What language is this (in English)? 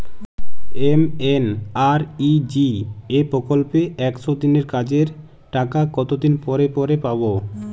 Bangla